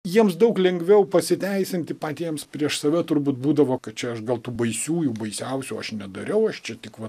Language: Lithuanian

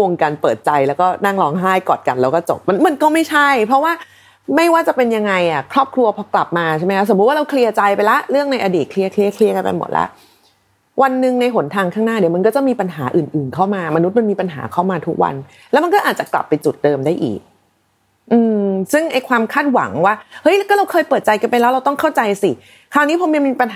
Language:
Thai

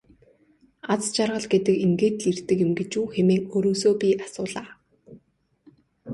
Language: Mongolian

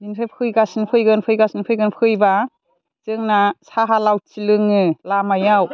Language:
Bodo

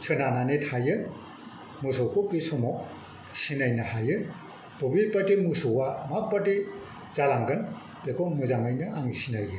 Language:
Bodo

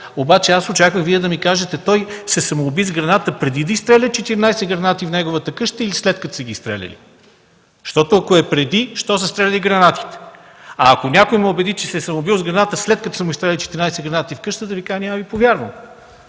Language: Bulgarian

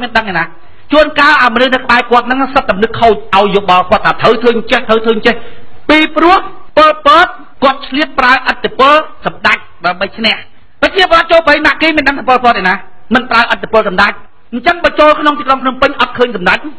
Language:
Thai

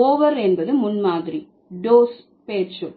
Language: Tamil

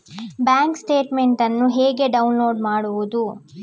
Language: Kannada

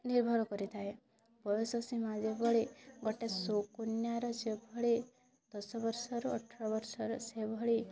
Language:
Odia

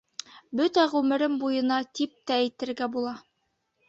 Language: Bashkir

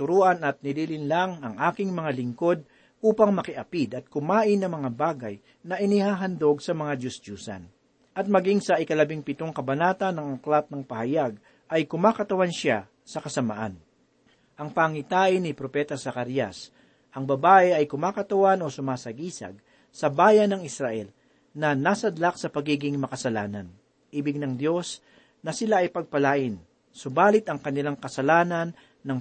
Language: Filipino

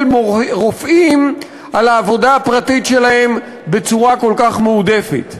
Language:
Hebrew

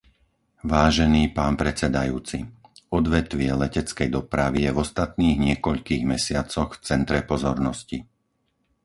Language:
Slovak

